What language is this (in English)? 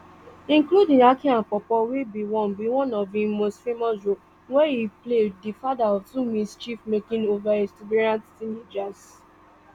Nigerian Pidgin